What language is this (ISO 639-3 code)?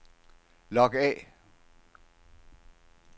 dan